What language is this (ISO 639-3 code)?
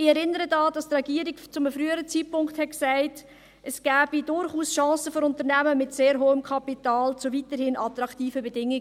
gsw